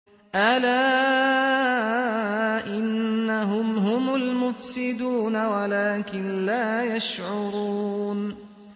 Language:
Arabic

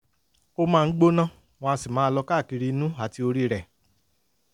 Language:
Yoruba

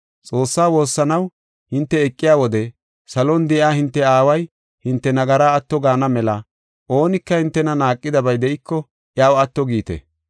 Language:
Gofa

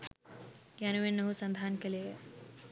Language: Sinhala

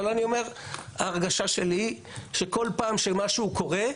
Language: Hebrew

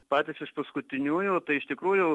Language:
Lithuanian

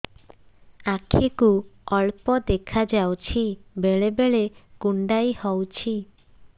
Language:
Odia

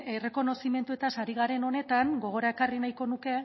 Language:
Basque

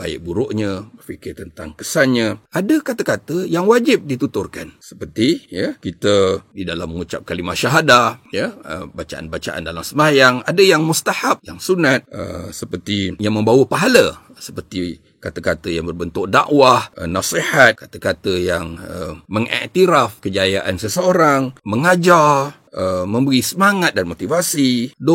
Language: Malay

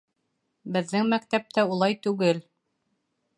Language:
Bashkir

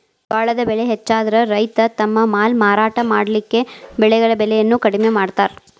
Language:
Kannada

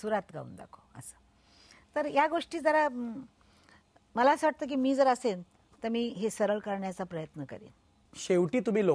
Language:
Romanian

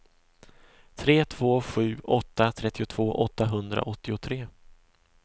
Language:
Swedish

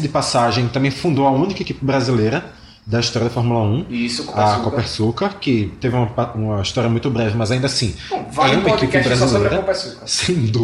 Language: Portuguese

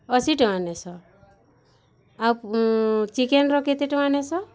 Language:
Odia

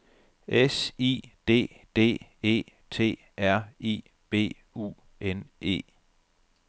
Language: Danish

